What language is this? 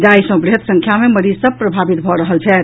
Maithili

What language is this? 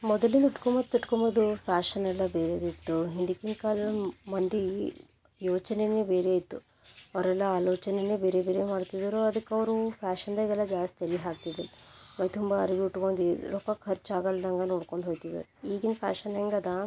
Kannada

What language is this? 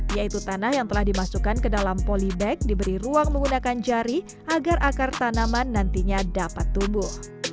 Indonesian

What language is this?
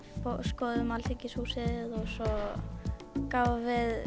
Icelandic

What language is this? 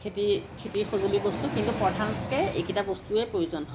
Assamese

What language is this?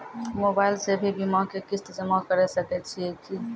Maithili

